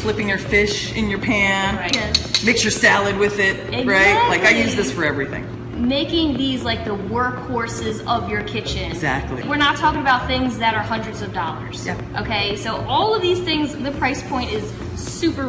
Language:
English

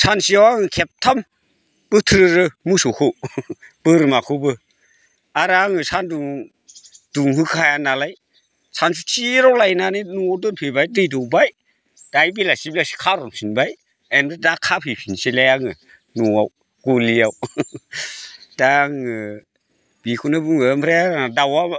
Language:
Bodo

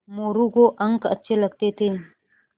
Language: Hindi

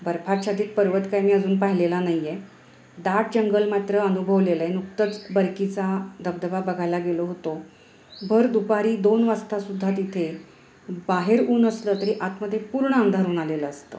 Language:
Marathi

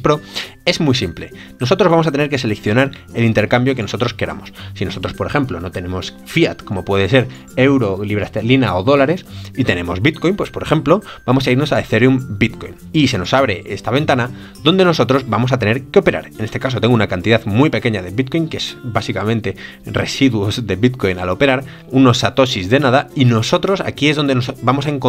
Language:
Spanish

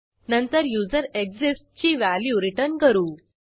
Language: Marathi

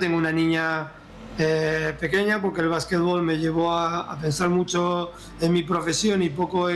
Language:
Spanish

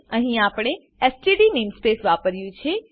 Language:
Gujarati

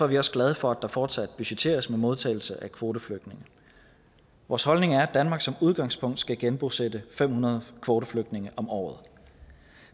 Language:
Danish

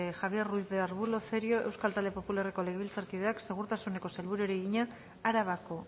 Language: Basque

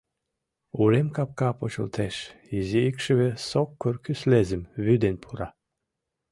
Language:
Mari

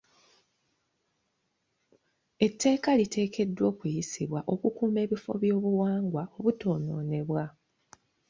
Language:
Ganda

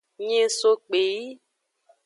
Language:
Aja (Benin)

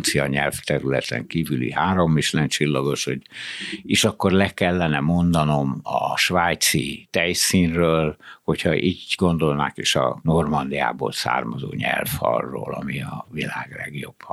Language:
Hungarian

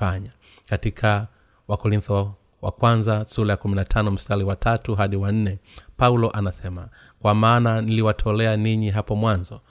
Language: Swahili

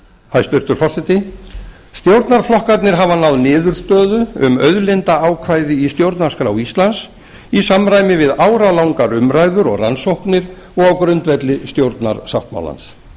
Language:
Icelandic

